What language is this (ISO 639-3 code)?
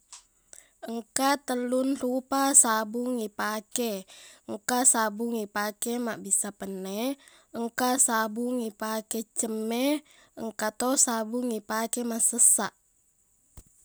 bug